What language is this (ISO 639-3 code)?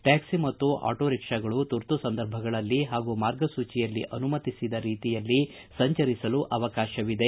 kan